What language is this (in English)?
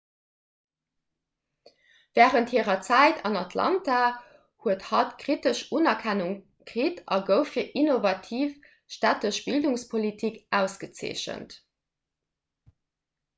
Luxembourgish